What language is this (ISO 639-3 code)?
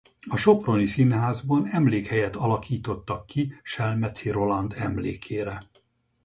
hun